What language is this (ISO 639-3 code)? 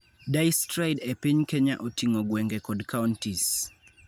luo